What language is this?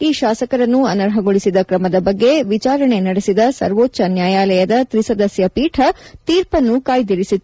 Kannada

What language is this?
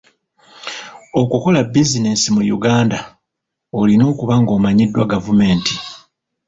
Ganda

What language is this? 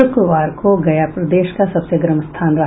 Hindi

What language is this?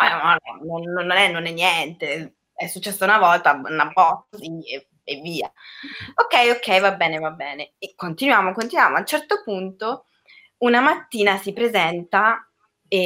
Italian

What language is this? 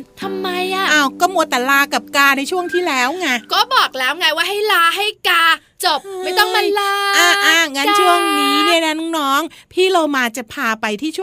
Thai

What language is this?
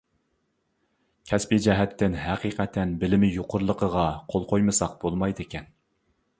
Uyghur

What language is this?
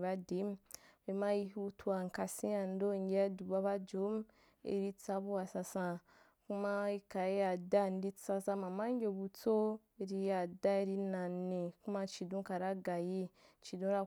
Wapan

